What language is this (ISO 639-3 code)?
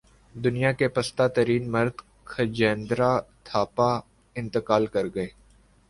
urd